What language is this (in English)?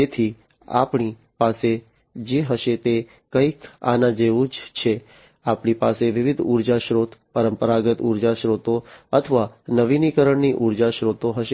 Gujarati